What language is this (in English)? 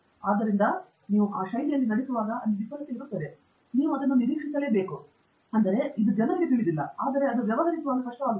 Kannada